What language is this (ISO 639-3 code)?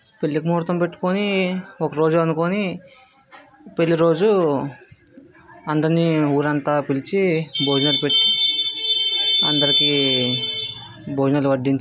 tel